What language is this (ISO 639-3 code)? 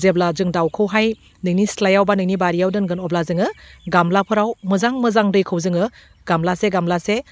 brx